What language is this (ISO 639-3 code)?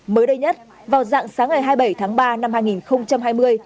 vie